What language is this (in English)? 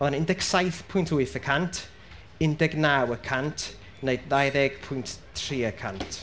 Welsh